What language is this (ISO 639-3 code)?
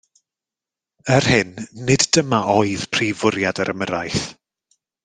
cym